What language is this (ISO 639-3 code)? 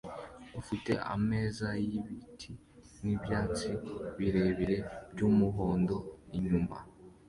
kin